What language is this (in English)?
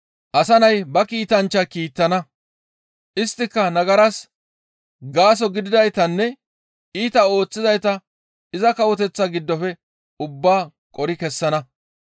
Gamo